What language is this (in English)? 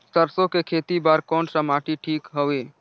Chhattisgarhi